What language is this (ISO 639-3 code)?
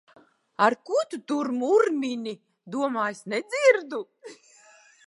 lav